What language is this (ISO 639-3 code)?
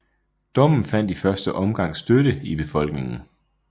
dan